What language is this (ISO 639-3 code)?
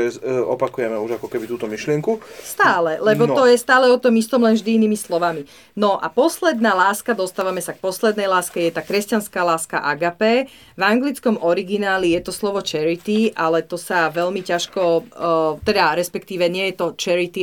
slk